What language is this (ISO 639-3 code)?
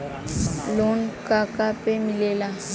bho